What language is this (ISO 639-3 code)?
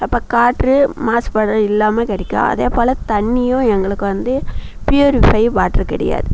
tam